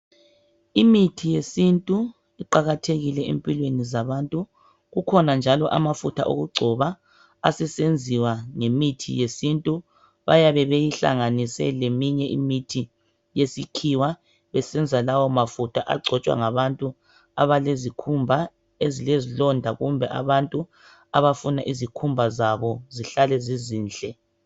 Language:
North Ndebele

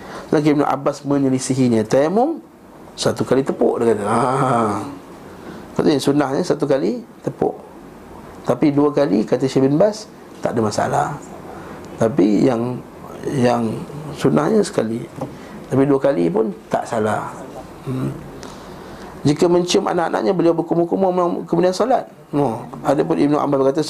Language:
Malay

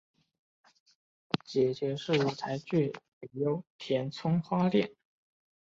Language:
Chinese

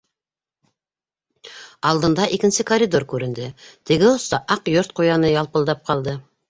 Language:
Bashkir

